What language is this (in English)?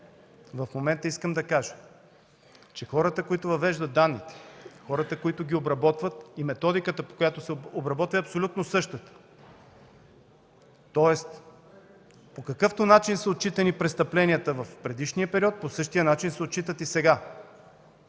Bulgarian